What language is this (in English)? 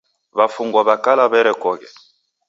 Taita